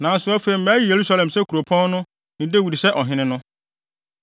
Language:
Akan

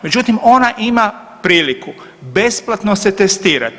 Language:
Croatian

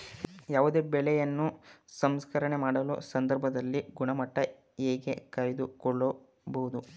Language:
Kannada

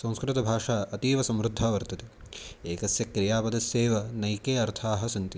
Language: Sanskrit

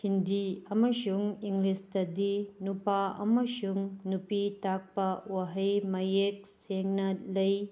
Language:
Manipuri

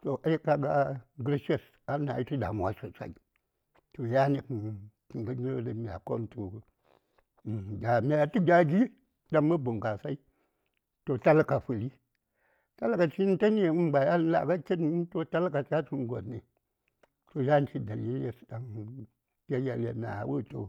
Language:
Saya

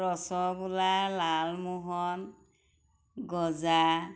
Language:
Assamese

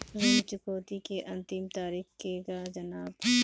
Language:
Bhojpuri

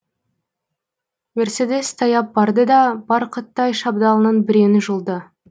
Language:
Kazakh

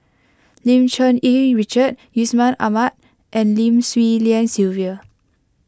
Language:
English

